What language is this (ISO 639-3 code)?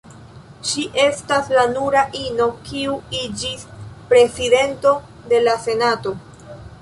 epo